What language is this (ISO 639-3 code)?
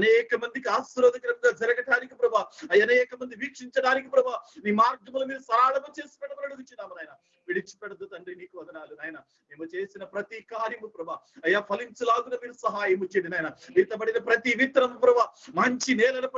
por